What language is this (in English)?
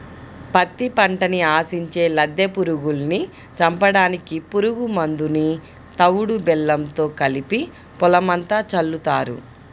Telugu